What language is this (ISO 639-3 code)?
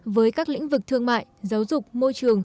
vie